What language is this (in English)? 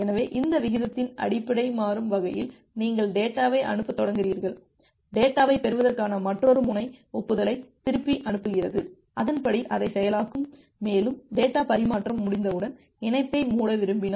Tamil